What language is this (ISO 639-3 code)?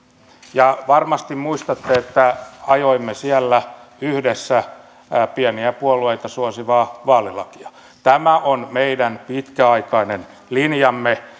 fin